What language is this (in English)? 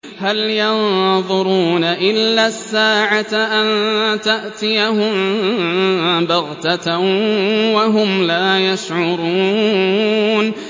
Arabic